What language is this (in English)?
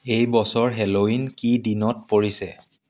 Assamese